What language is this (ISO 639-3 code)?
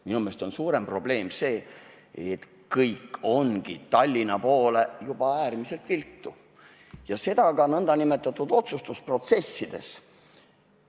est